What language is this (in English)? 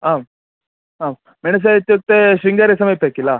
Sanskrit